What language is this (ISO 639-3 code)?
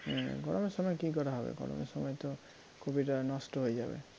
ben